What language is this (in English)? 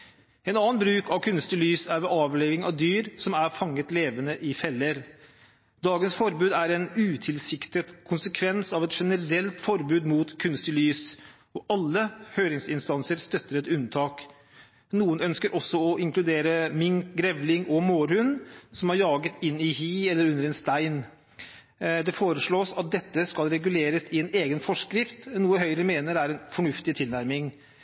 Norwegian Bokmål